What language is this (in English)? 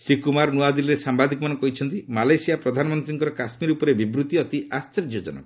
Odia